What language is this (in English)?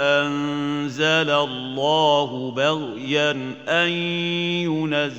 Arabic